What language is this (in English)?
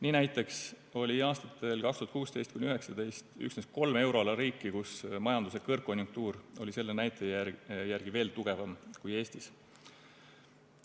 Estonian